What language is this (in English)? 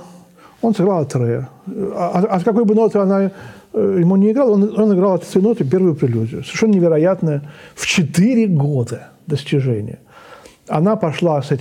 Russian